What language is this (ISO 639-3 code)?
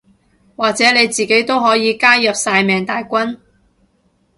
yue